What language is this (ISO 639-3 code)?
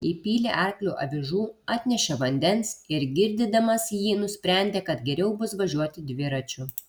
lit